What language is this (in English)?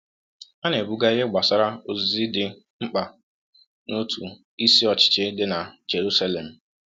Igbo